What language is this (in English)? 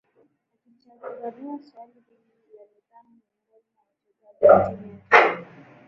Swahili